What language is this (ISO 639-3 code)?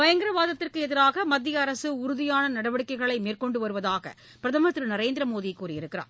tam